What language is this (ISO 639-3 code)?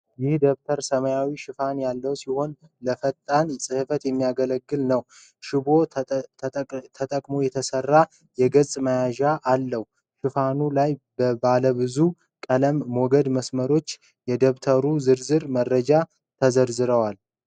amh